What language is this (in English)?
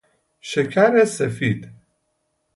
Persian